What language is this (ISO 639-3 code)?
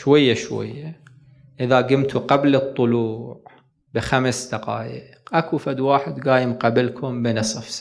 ara